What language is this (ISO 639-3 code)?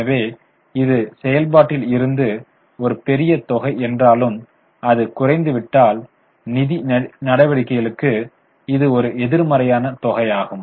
tam